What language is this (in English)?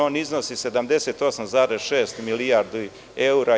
Serbian